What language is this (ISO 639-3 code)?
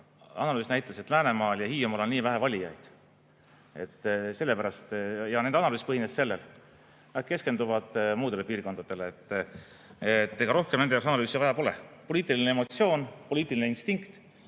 est